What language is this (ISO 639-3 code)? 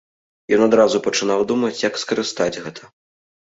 bel